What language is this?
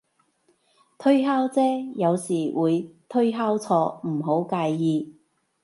Cantonese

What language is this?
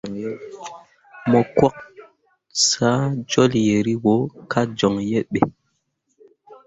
Mundang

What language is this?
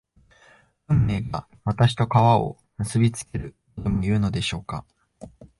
Japanese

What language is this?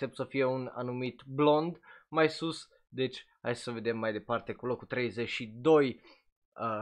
Romanian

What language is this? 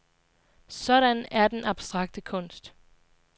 Danish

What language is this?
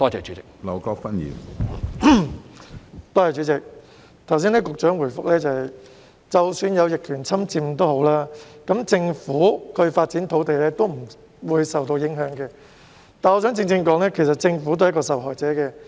Cantonese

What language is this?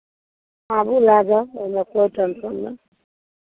Maithili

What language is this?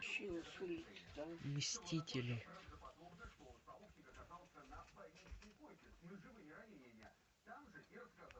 Russian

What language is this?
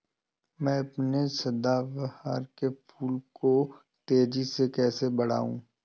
Hindi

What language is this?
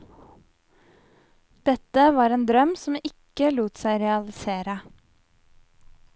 Norwegian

